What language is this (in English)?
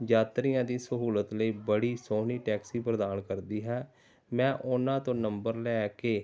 Punjabi